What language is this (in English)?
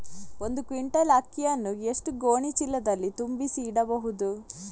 Kannada